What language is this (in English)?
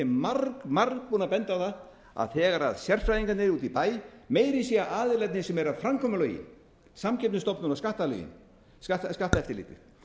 Icelandic